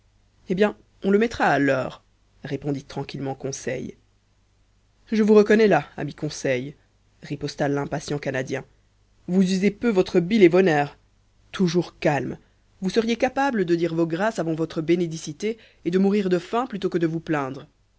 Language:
French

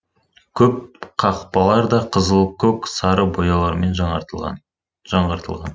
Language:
Kazakh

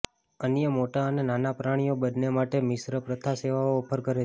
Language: Gujarati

